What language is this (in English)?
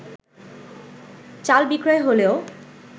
Bangla